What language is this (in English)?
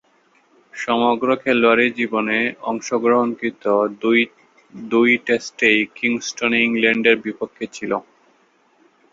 Bangla